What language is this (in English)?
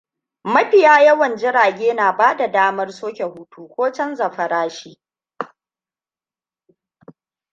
Hausa